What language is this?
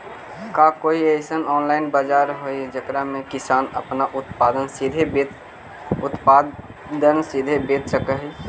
Magahi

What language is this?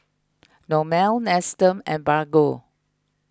English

